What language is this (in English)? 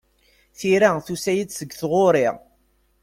Kabyle